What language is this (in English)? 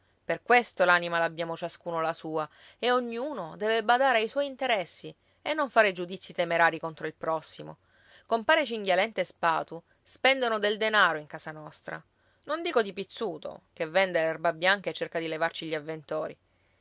Italian